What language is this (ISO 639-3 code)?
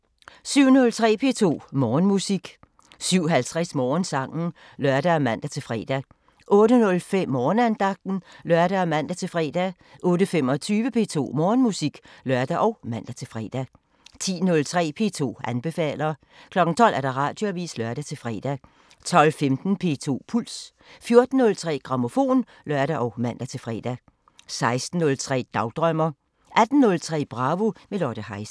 dan